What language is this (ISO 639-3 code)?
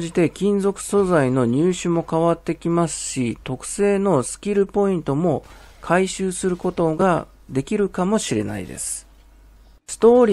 jpn